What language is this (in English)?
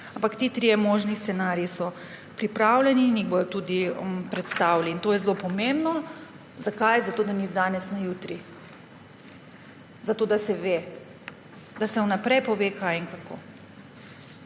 Slovenian